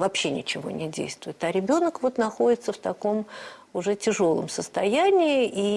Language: Russian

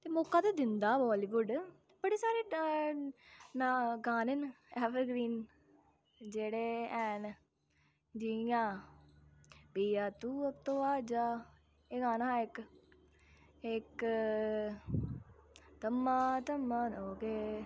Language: Dogri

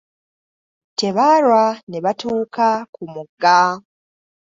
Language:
Ganda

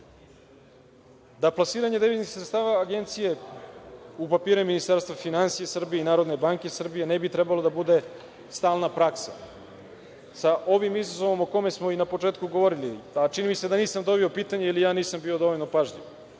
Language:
Serbian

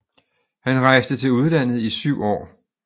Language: Danish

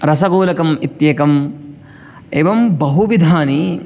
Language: Sanskrit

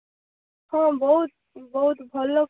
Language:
Odia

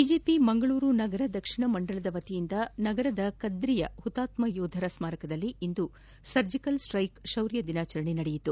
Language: Kannada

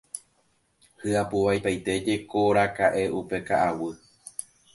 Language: Guarani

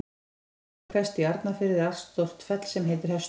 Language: Icelandic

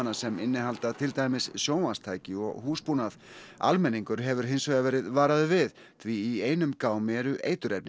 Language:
Icelandic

